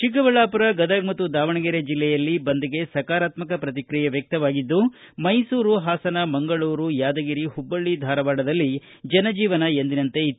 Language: Kannada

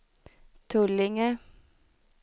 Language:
Swedish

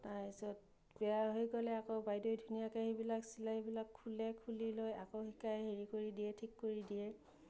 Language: Assamese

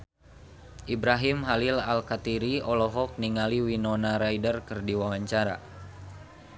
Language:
Sundanese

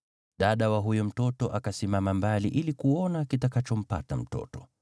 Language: Swahili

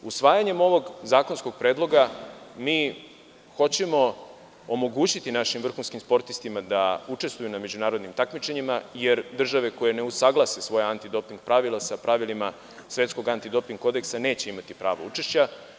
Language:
Serbian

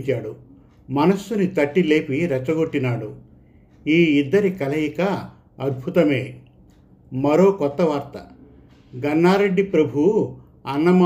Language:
Telugu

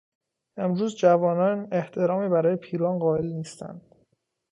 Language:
Persian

